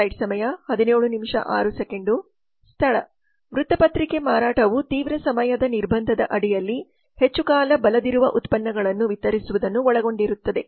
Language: Kannada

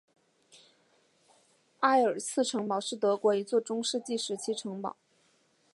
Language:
Chinese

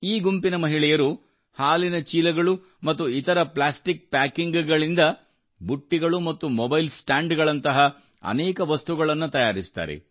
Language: Kannada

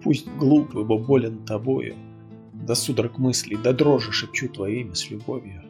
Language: Russian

